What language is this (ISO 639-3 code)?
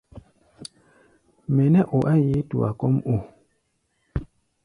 gba